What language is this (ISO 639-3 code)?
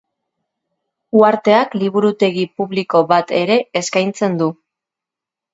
eus